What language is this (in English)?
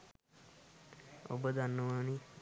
Sinhala